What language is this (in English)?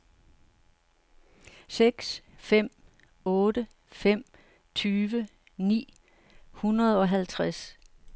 Danish